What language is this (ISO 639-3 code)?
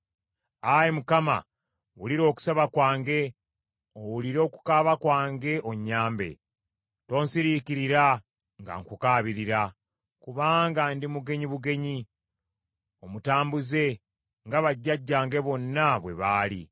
lug